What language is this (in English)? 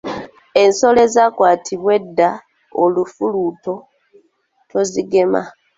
Ganda